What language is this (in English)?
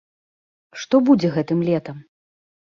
Belarusian